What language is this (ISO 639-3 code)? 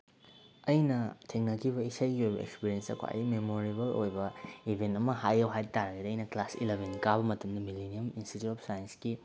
mni